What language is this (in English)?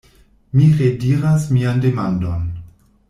Esperanto